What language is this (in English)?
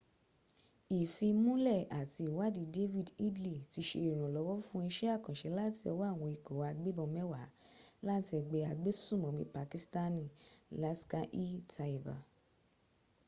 Yoruba